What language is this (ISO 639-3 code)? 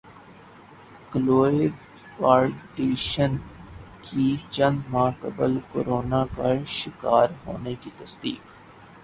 urd